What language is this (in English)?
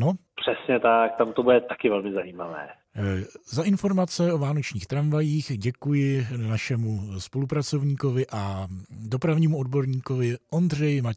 Czech